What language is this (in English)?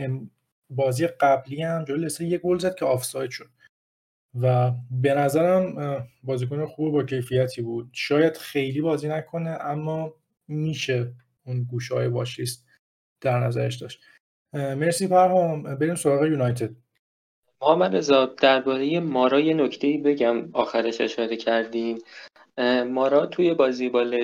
Persian